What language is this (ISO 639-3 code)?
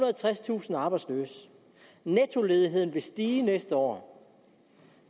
dan